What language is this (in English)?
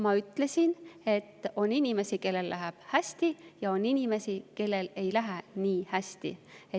Estonian